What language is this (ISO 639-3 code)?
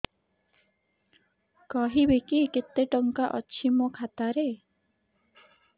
ori